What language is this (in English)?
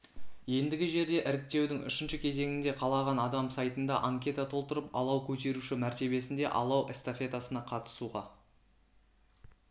Kazakh